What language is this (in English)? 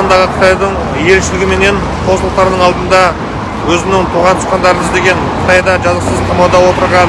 Kazakh